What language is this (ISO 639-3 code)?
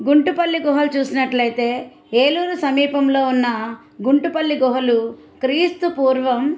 tel